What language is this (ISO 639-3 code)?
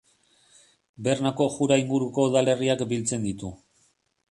eus